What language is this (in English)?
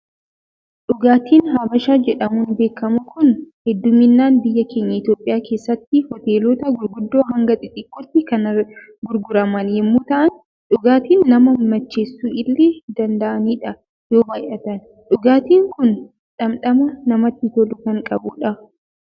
Oromo